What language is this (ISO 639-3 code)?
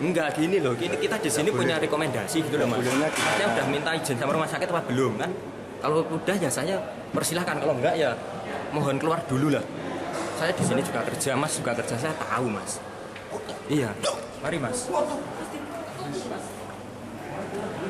ind